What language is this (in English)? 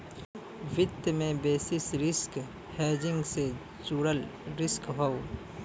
Bhojpuri